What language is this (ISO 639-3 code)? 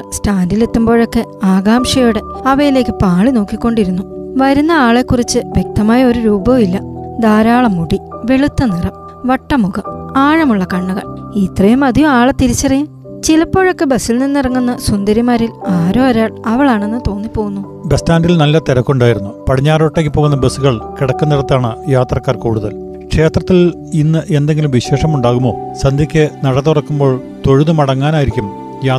mal